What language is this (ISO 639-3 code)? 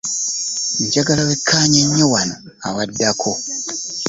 lug